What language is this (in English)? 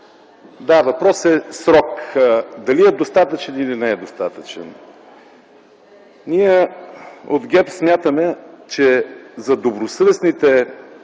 Bulgarian